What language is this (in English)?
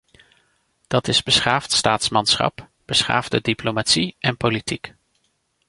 Dutch